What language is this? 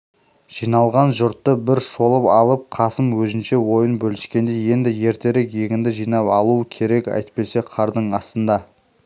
Kazakh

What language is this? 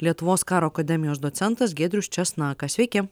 Lithuanian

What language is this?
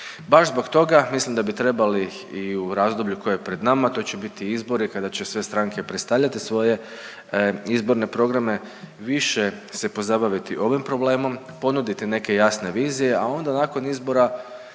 Croatian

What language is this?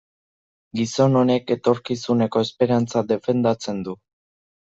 Basque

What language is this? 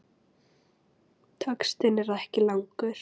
Icelandic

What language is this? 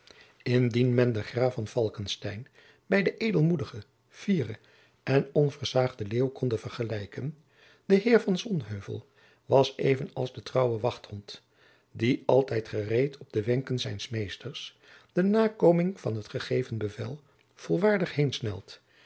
Dutch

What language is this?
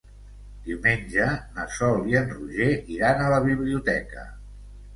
Catalan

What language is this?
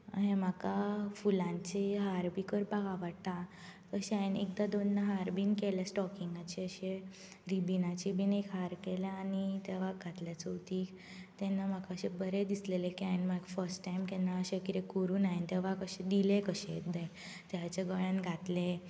Konkani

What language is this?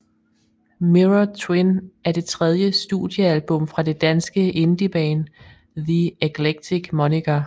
Danish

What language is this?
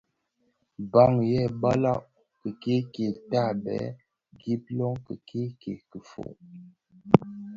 Bafia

